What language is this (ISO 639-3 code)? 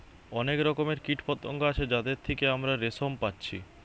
ben